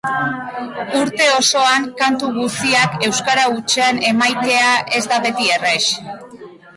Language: Basque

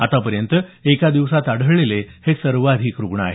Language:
Marathi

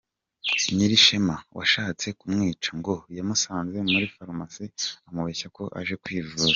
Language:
Kinyarwanda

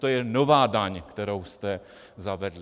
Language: Czech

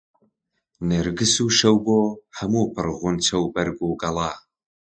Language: Central Kurdish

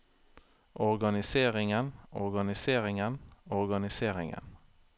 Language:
Norwegian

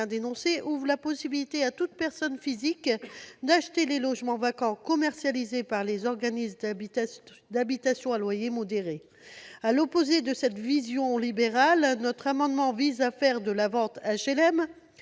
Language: French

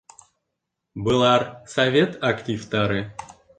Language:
Bashkir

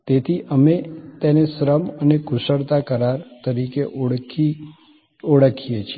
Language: Gujarati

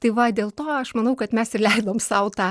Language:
Lithuanian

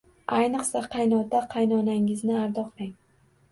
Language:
Uzbek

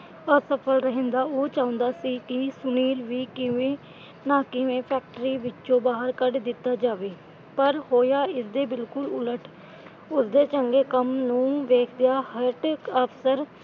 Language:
Punjabi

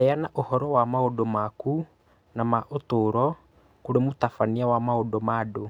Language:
Kikuyu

